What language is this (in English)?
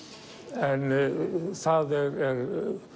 Icelandic